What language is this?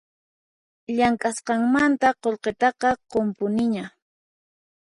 Puno Quechua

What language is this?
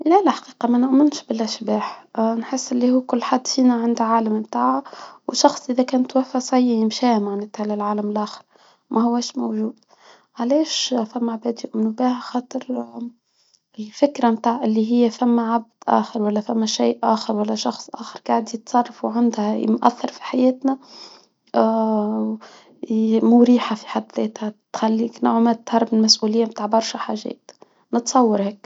Tunisian Arabic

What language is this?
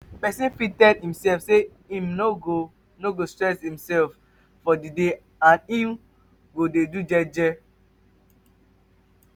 Nigerian Pidgin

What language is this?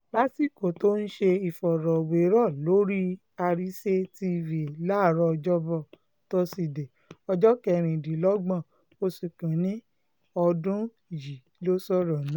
Yoruba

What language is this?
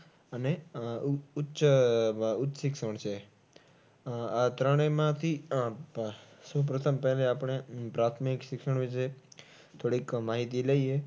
Gujarati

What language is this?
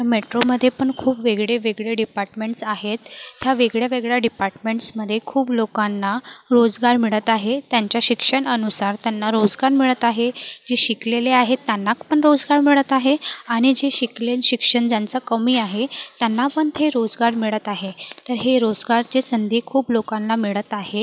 Marathi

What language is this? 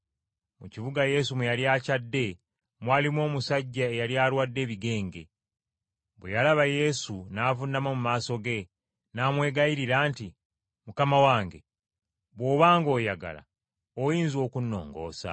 Ganda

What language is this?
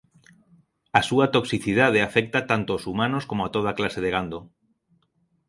Galician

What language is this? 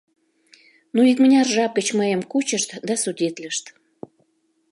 Mari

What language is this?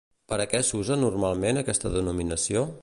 Catalan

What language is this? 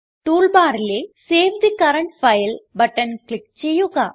Malayalam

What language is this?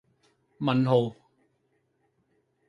Cantonese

